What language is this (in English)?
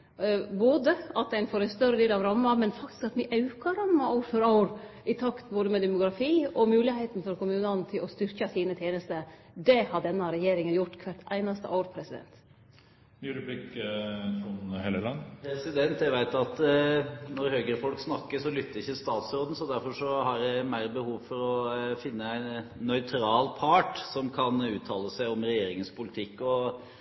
Norwegian Nynorsk